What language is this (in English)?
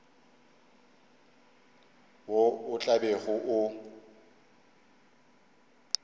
Northern Sotho